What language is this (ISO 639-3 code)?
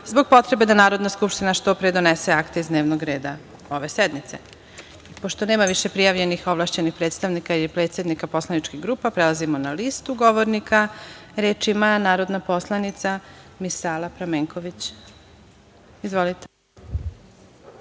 srp